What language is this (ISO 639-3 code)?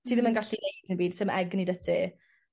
cym